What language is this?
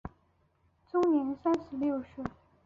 Chinese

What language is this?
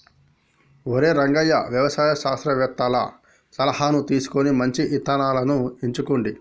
Telugu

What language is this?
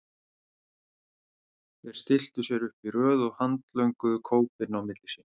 Icelandic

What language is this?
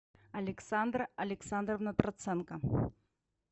Russian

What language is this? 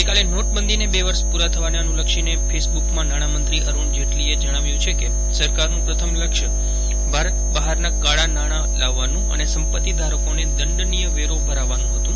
Gujarati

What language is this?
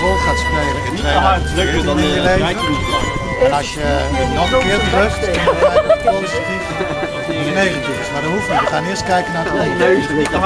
Dutch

